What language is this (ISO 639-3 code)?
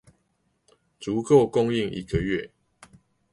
zho